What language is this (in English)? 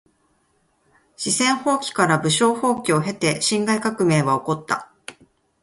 Japanese